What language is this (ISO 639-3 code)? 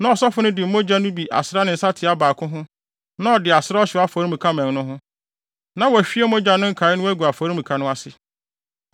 aka